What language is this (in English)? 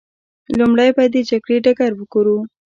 Pashto